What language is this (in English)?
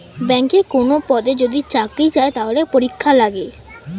Bangla